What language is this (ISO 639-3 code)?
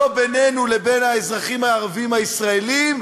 heb